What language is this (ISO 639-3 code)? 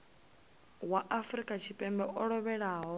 ven